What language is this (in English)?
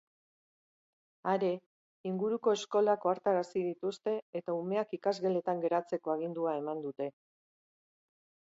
Basque